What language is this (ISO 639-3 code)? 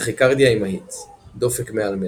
heb